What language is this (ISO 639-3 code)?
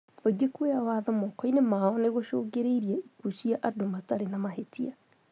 kik